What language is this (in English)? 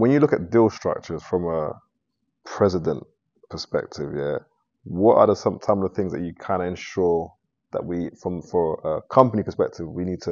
English